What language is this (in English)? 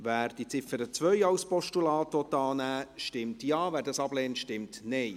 Swiss German